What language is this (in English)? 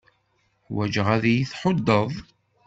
Kabyle